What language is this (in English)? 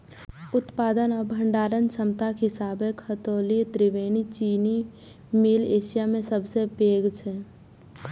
Maithili